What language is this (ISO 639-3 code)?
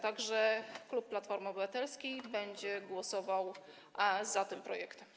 pol